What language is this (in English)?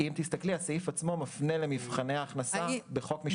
Hebrew